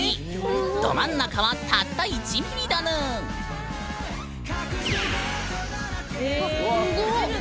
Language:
Japanese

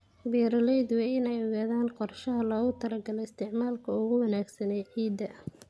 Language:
Somali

